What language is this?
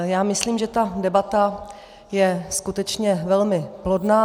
Czech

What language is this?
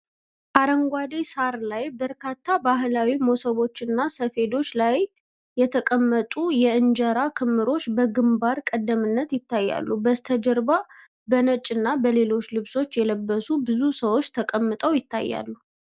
Amharic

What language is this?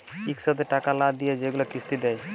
Bangla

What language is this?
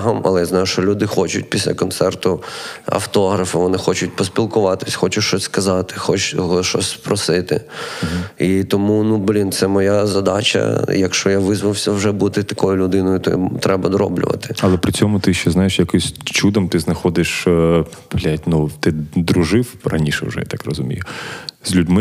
Ukrainian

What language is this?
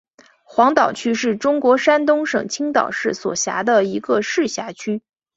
Chinese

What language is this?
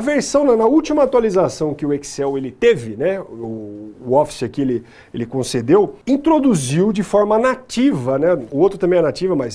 Portuguese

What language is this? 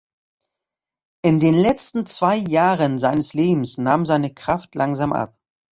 German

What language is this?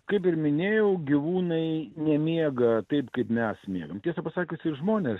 Lithuanian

